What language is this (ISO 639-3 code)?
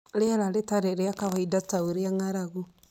kik